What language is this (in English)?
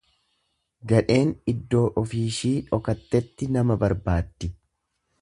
Oromo